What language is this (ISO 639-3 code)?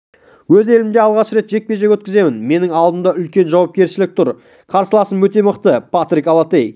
kaz